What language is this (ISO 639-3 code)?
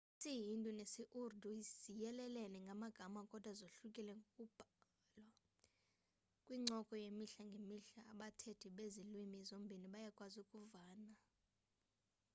xho